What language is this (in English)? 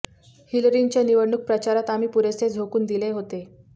Marathi